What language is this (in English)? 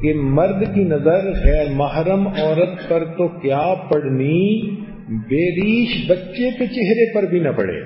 Hindi